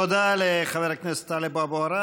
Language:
Hebrew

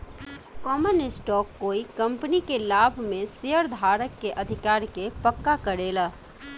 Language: Bhojpuri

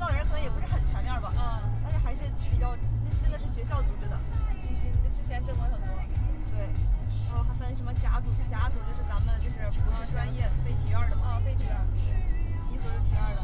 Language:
Chinese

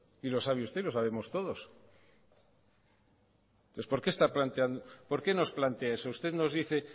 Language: Spanish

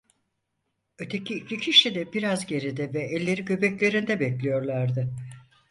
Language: Turkish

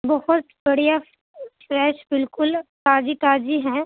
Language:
Urdu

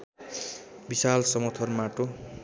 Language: Nepali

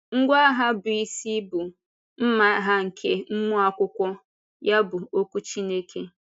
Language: Igbo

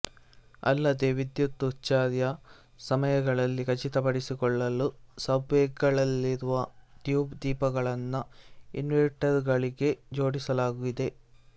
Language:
Kannada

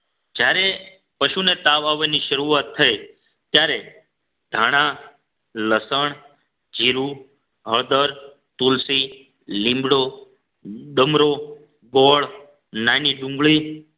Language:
Gujarati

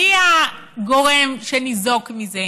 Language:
Hebrew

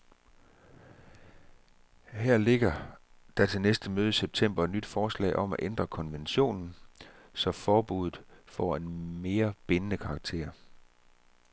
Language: Danish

